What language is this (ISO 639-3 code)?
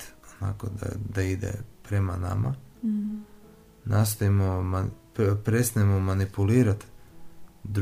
hrv